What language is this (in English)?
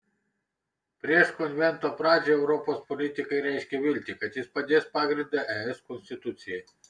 Lithuanian